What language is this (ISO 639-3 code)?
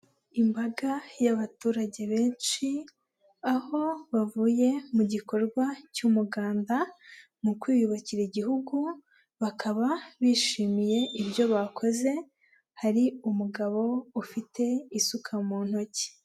kin